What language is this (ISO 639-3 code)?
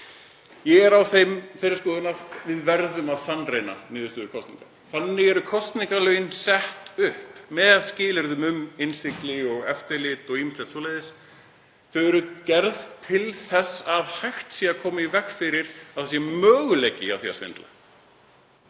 isl